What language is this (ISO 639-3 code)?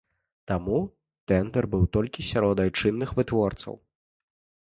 bel